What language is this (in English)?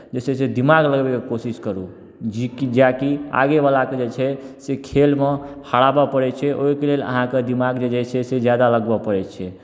Maithili